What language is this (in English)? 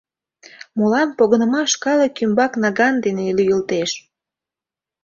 Mari